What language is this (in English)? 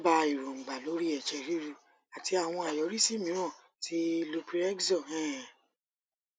Yoruba